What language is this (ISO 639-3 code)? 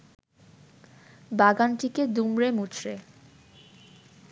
ben